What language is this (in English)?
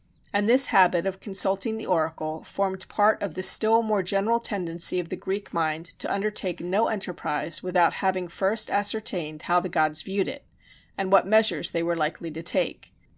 English